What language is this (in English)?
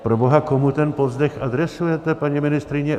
Czech